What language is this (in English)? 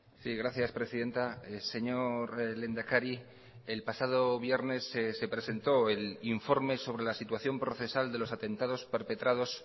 Spanish